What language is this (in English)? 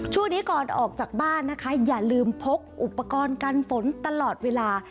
Thai